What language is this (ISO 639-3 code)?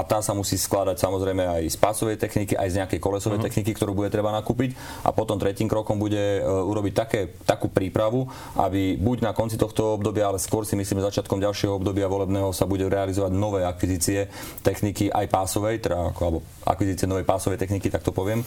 slk